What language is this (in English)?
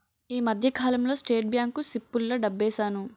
Telugu